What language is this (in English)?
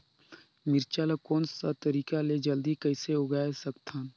Chhattisgarhi